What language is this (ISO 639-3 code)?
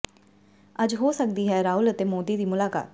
pan